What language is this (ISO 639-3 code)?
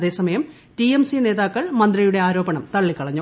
mal